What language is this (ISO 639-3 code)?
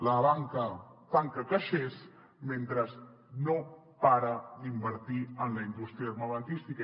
cat